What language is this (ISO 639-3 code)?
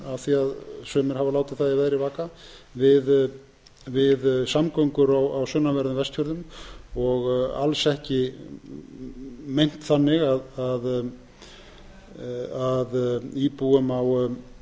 isl